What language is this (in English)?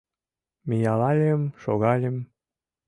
Mari